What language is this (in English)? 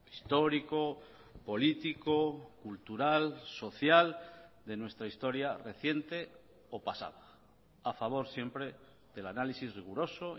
Spanish